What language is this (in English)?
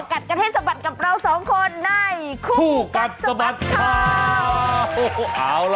Thai